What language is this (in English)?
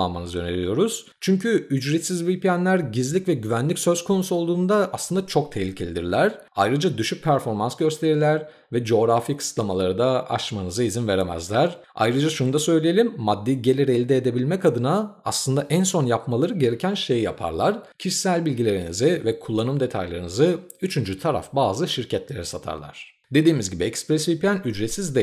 Turkish